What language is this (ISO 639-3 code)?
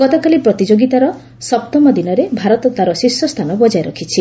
ori